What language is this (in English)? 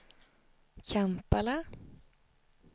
Swedish